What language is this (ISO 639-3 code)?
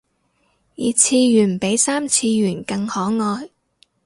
yue